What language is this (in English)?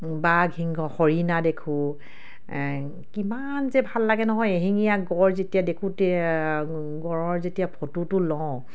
Assamese